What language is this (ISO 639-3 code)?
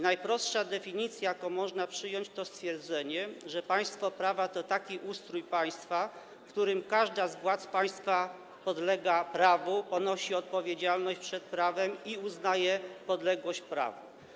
pol